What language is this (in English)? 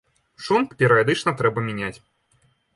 Belarusian